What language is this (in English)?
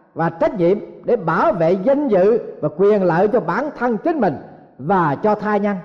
Vietnamese